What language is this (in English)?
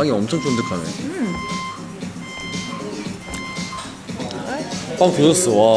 Korean